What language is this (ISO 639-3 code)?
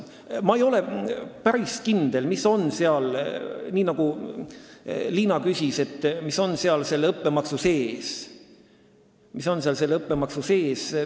est